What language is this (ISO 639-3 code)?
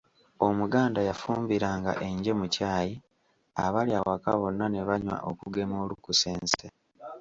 lug